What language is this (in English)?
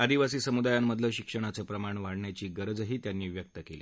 Marathi